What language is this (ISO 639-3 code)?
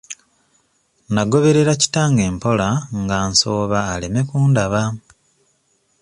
lug